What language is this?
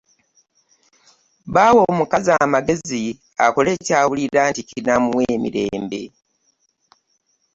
Ganda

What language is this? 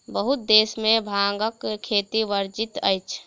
Maithili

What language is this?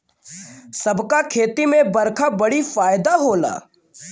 Bhojpuri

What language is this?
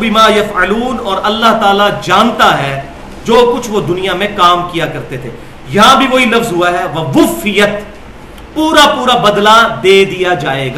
Urdu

